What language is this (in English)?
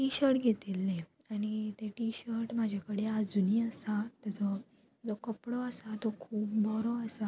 Konkani